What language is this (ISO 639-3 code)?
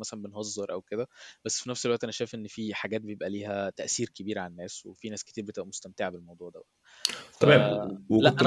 ara